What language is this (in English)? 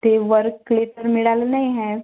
Marathi